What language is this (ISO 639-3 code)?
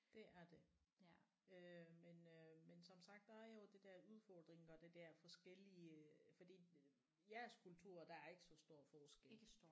dan